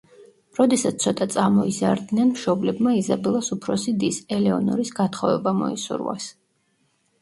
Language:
Georgian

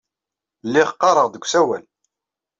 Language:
Kabyle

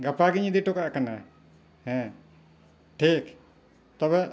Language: Santali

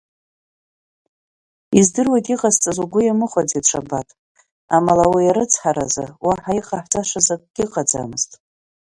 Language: Abkhazian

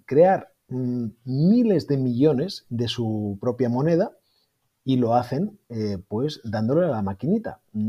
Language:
Spanish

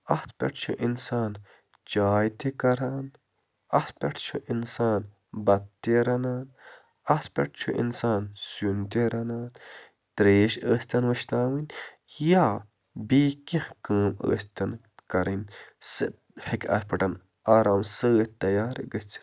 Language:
Kashmiri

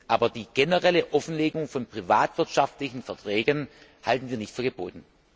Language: German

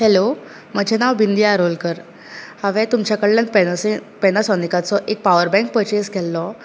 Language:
Konkani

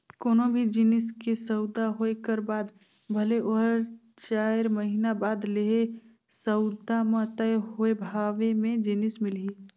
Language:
Chhattisgarhi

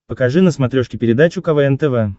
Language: Russian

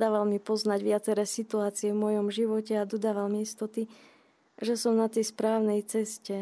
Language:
Slovak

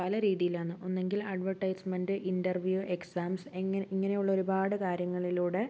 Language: Malayalam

